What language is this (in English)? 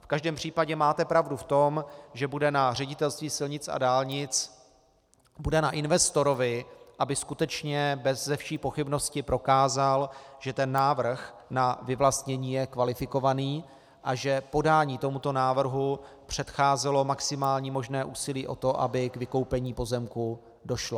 Czech